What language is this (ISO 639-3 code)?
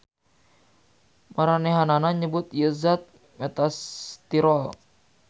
sun